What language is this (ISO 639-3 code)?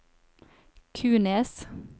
nor